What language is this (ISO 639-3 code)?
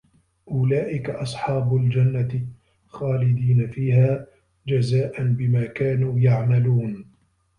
ara